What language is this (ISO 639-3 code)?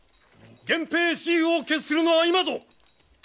jpn